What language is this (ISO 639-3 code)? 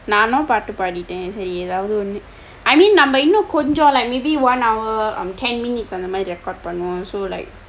eng